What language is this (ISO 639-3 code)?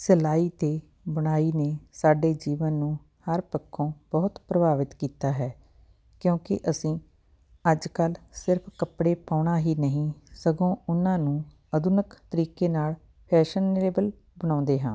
pan